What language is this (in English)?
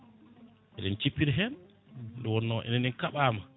Fula